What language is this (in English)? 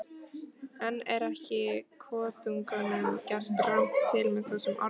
Icelandic